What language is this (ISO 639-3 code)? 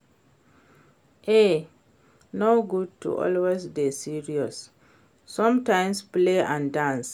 pcm